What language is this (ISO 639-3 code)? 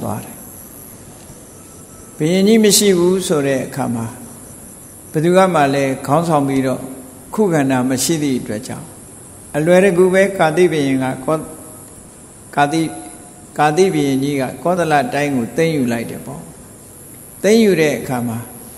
tha